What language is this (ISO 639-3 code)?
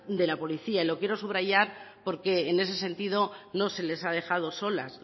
spa